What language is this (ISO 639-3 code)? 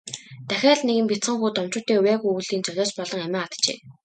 mon